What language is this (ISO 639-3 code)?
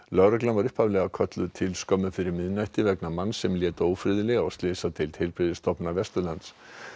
isl